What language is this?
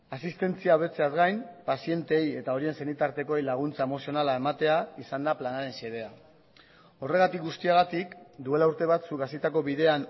Basque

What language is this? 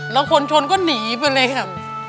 Thai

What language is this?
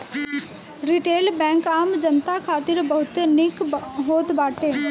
Bhojpuri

